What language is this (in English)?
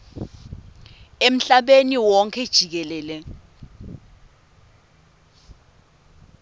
Swati